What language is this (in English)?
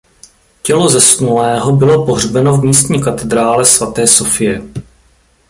Czech